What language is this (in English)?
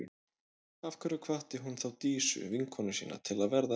Icelandic